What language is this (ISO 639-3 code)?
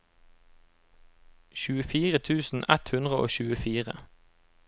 nor